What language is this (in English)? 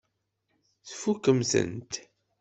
Kabyle